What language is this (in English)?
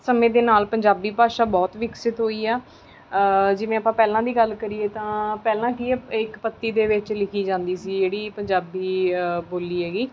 Punjabi